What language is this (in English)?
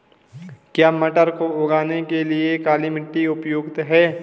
Hindi